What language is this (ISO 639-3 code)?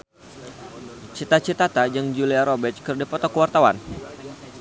sun